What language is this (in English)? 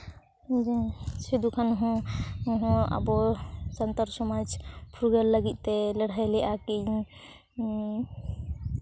Santali